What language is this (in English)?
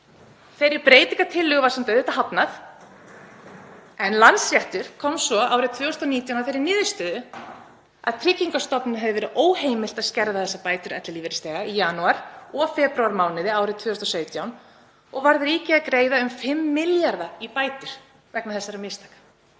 Icelandic